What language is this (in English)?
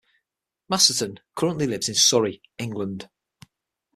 English